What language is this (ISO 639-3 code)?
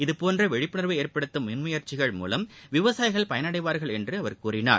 tam